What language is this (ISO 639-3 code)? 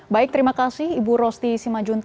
ind